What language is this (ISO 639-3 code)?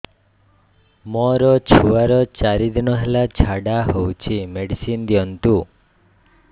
ori